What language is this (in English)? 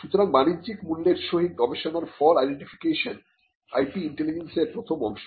Bangla